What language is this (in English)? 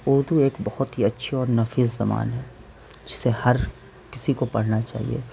Urdu